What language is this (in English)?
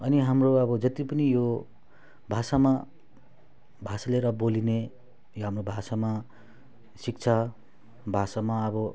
Nepali